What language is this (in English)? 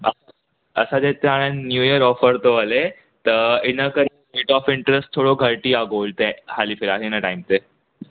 Sindhi